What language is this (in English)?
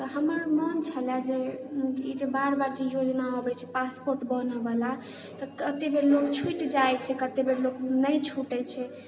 Maithili